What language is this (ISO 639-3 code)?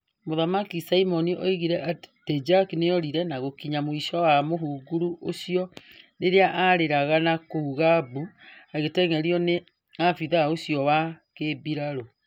kik